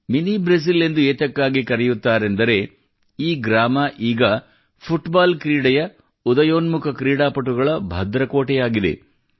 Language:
Kannada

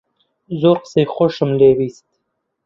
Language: Central Kurdish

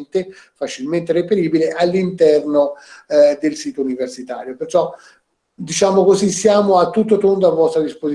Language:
Italian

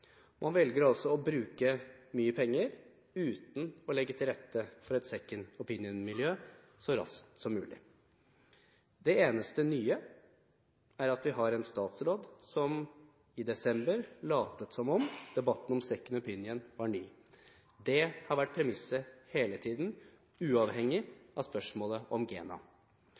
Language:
Norwegian Bokmål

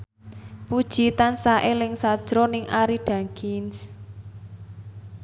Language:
Javanese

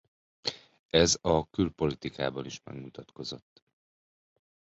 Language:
Hungarian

